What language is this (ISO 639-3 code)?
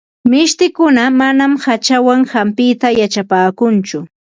qva